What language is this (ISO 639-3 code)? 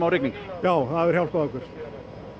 isl